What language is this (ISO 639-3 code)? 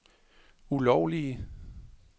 dan